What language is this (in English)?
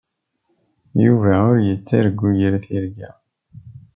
Kabyle